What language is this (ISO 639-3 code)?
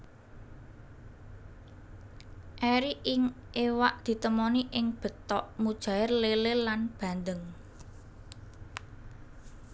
jav